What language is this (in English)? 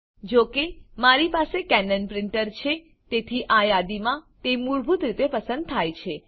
Gujarati